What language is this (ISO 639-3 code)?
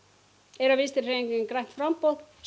isl